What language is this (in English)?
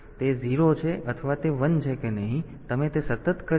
Gujarati